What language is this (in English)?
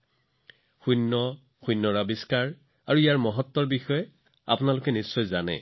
Assamese